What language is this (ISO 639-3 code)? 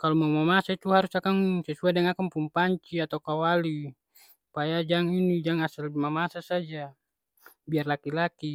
abs